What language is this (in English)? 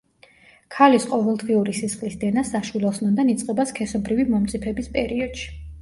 Georgian